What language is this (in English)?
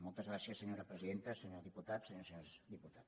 Catalan